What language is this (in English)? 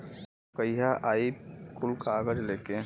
Bhojpuri